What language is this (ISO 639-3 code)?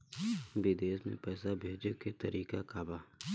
bho